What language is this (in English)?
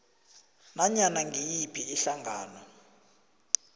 South Ndebele